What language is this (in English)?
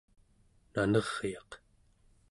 Central Yupik